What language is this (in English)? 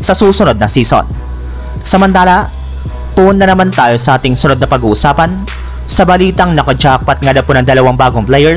Filipino